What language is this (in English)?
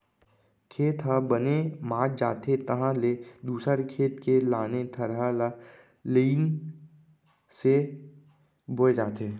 Chhattisgarhi